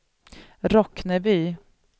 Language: Swedish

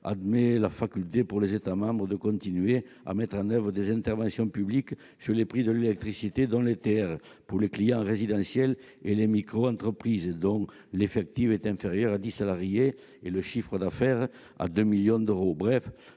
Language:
French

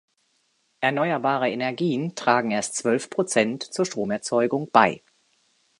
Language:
German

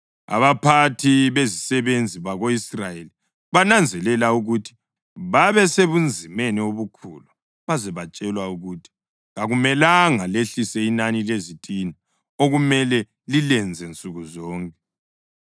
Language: North Ndebele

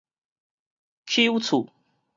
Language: Min Nan Chinese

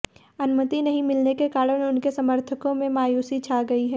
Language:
Hindi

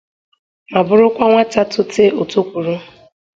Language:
Igbo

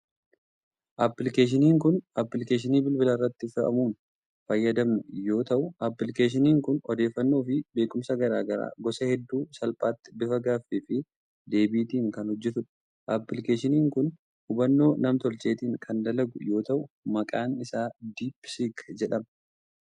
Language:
Oromo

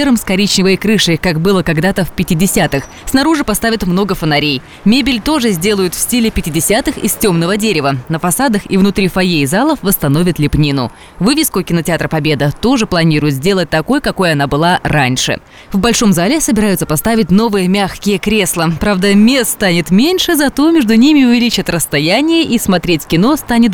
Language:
Russian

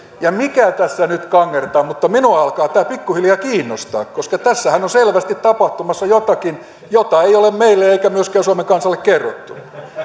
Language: Finnish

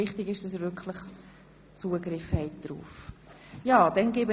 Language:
Swiss German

